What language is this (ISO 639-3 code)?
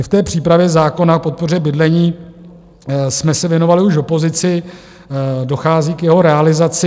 ces